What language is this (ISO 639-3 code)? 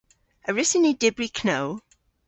cor